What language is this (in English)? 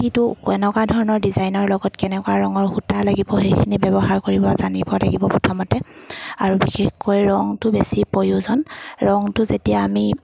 Assamese